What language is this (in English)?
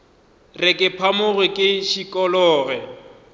Northern Sotho